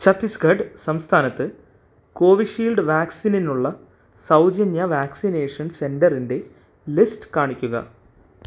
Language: Malayalam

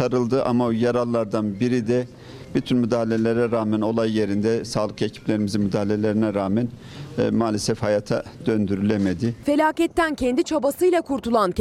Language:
Turkish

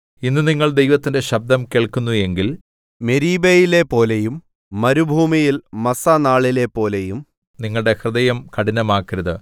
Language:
Malayalam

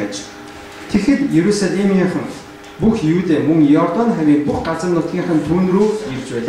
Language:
Turkish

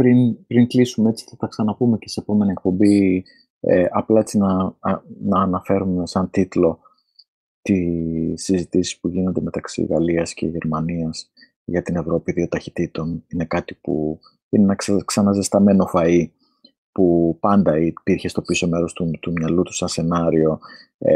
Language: Greek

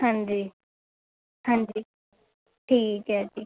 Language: Punjabi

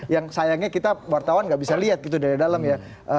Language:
Indonesian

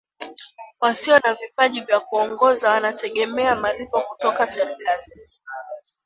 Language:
Swahili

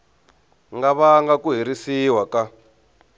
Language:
Tsonga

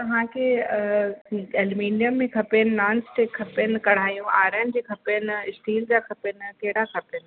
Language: Sindhi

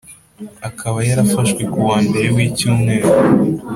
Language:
Kinyarwanda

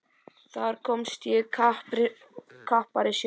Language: Icelandic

